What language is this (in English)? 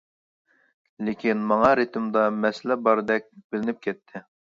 Uyghur